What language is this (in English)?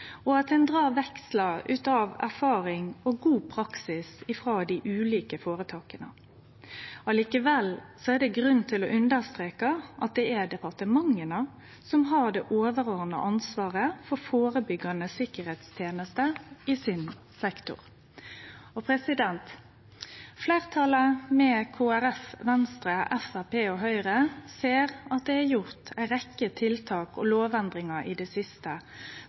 Norwegian Nynorsk